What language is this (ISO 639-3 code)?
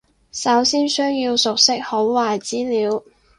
yue